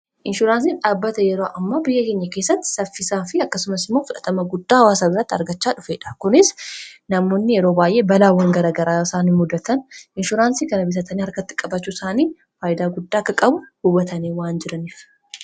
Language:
Oromo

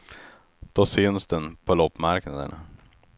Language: Swedish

